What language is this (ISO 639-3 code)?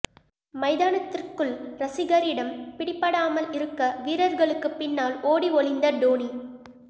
tam